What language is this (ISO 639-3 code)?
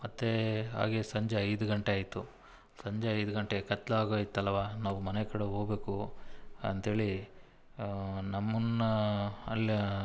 kan